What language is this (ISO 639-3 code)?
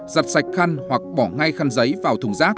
vie